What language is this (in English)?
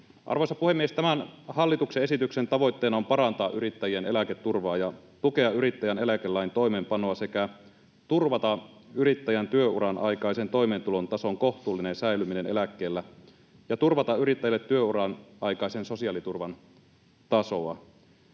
Finnish